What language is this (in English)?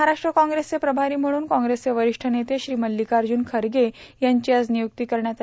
Marathi